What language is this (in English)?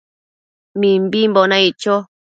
Matsés